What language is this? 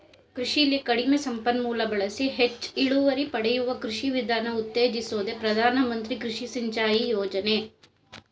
Kannada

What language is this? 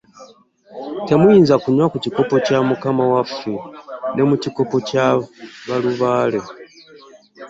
Ganda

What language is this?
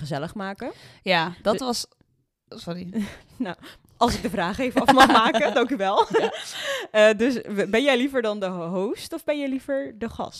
Dutch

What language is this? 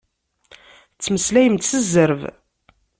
Kabyle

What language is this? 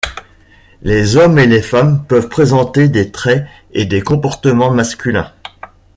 French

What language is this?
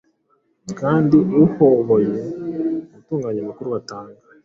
Kinyarwanda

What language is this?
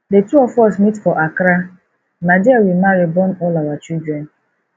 Nigerian Pidgin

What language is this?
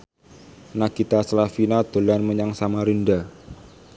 Javanese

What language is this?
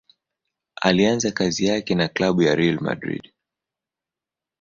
Swahili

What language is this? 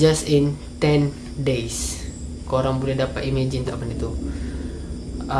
Malay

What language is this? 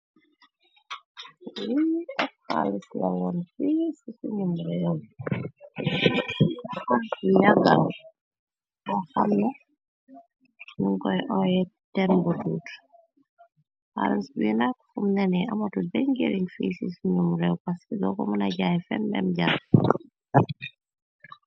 Wolof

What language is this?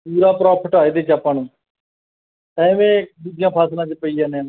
Punjabi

